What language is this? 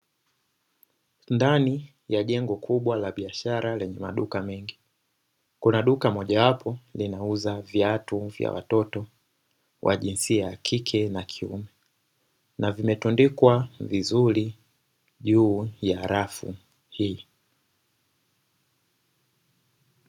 Swahili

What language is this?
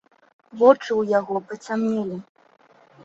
Belarusian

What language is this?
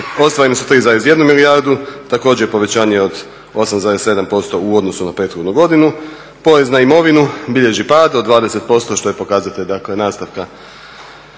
Croatian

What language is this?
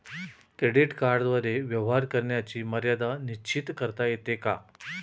Marathi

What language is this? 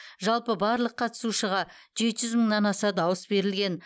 Kazakh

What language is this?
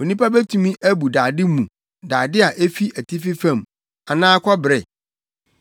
Akan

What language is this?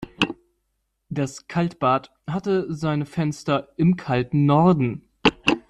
German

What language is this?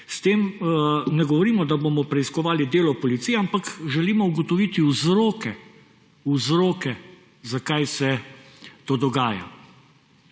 Slovenian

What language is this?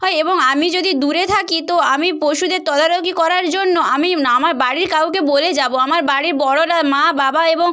Bangla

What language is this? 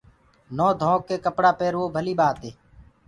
Gurgula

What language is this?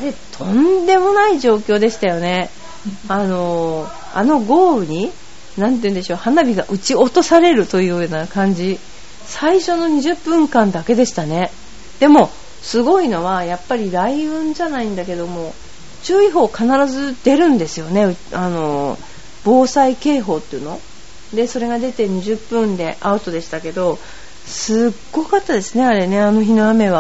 Japanese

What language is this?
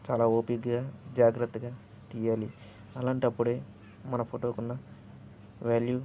Telugu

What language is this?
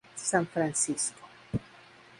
Spanish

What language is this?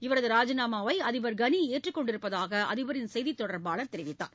Tamil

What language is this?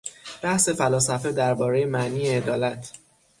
Persian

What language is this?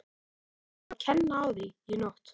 Icelandic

